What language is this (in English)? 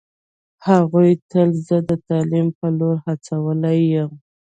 Pashto